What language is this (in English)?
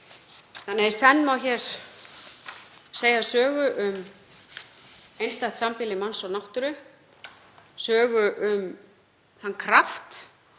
Icelandic